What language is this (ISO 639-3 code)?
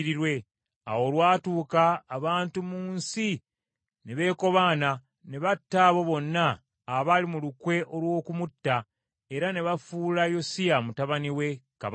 lug